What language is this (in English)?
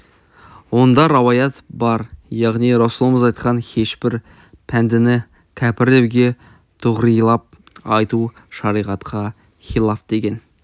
Kazakh